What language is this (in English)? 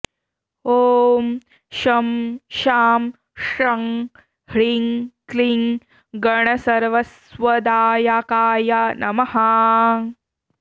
Sanskrit